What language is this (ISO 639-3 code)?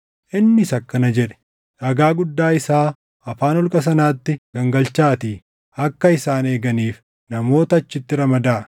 orm